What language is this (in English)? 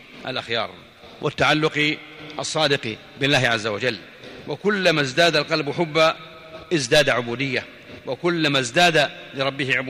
Arabic